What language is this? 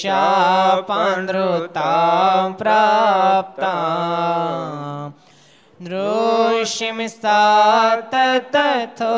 Gujarati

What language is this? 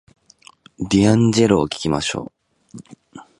Japanese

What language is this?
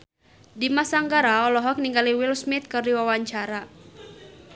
Sundanese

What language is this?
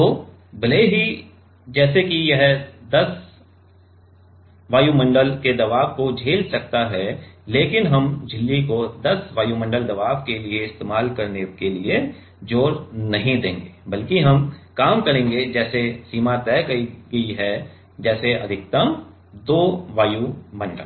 Hindi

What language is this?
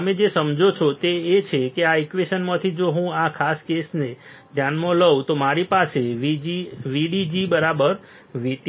Gujarati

